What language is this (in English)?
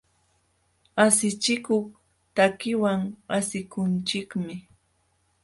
Jauja Wanca Quechua